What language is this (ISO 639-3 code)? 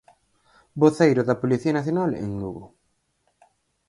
glg